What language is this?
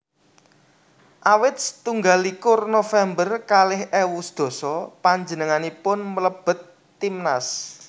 Javanese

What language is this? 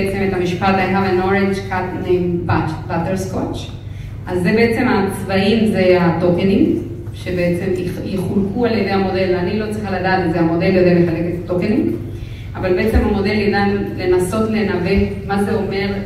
Hebrew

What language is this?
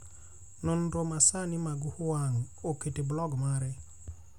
Luo (Kenya and Tanzania)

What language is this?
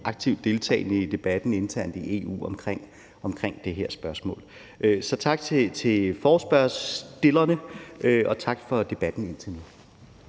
Danish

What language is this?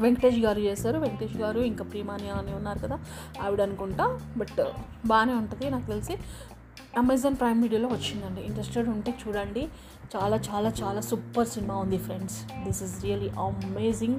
Telugu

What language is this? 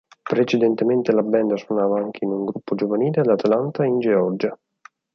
Italian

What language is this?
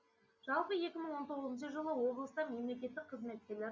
Kazakh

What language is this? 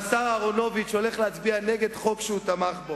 Hebrew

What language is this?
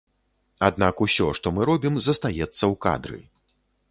Belarusian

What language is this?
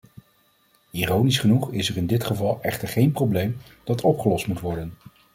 Dutch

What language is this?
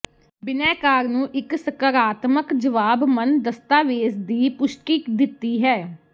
Punjabi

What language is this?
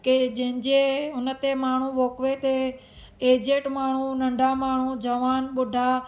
Sindhi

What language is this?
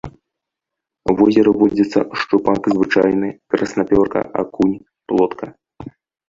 Belarusian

